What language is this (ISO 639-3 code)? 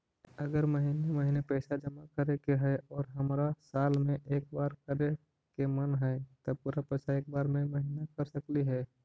mag